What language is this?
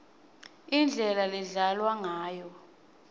Swati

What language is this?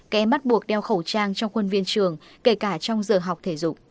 Vietnamese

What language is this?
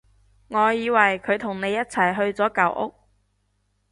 Cantonese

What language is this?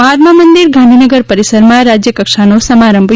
Gujarati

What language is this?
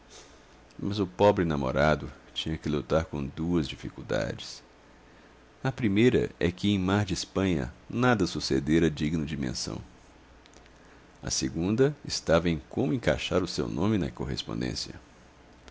Portuguese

